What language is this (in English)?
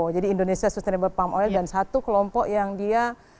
Indonesian